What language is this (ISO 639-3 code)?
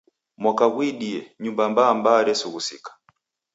dav